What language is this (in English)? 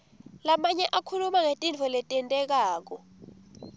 Swati